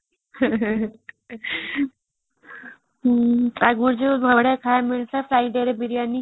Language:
Odia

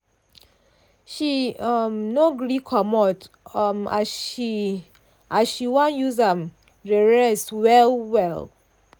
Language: Nigerian Pidgin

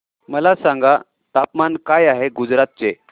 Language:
Marathi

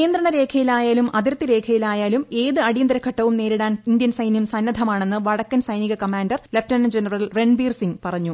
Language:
Malayalam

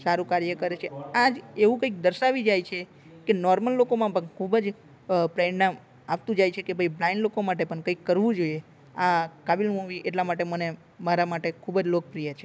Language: Gujarati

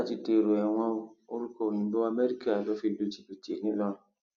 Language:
Yoruba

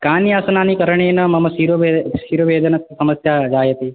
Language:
Sanskrit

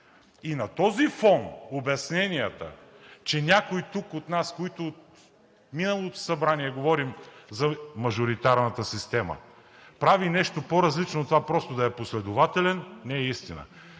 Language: Bulgarian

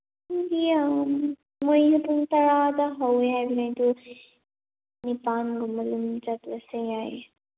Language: Manipuri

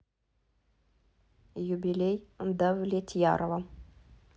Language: Russian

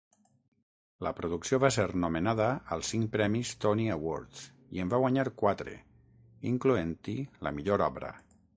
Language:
Catalan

